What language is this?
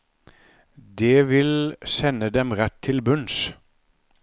Norwegian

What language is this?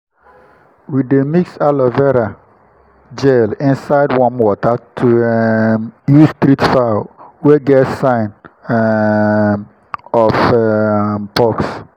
Nigerian Pidgin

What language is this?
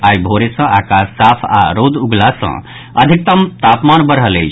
Maithili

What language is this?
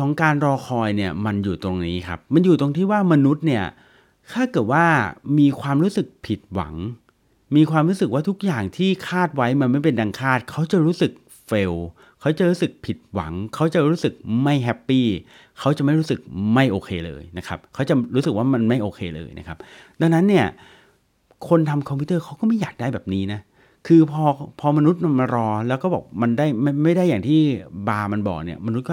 Thai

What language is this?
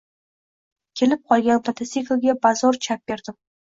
Uzbek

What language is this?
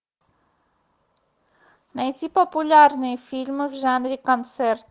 Russian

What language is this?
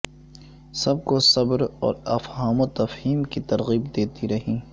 Urdu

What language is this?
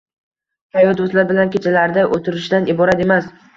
Uzbek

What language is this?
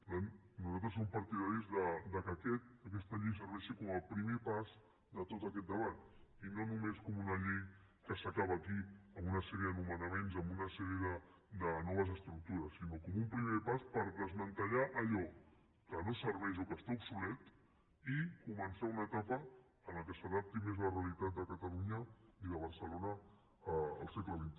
Catalan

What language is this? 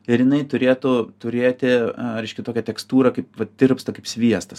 Lithuanian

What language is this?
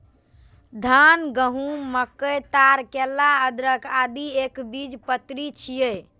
Maithili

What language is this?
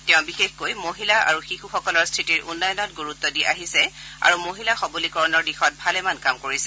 Assamese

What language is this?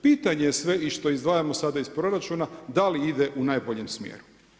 Croatian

